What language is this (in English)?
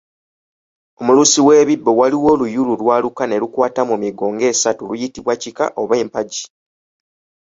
Ganda